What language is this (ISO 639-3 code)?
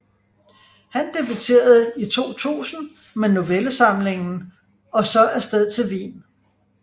dan